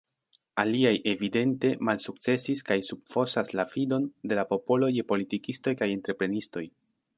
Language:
Esperanto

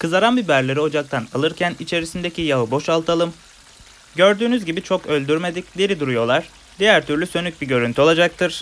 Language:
Turkish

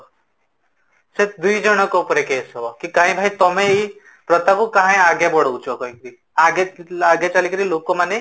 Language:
Odia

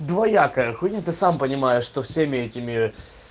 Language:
Russian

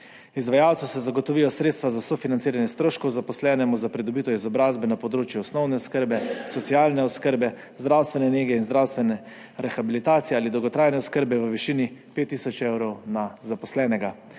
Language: Slovenian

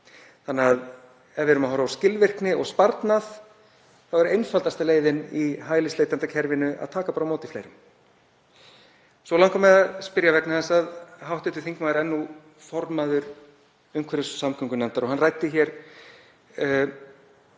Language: Icelandic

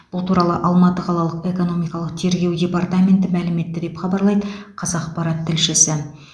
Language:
Kazakh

